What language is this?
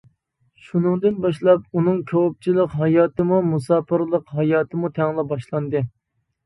Uyghur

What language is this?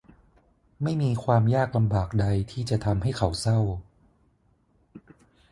Thai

